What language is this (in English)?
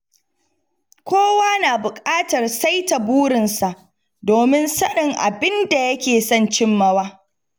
Hausa